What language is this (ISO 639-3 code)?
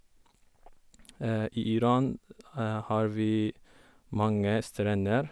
nor